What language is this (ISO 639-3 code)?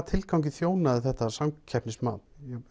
isl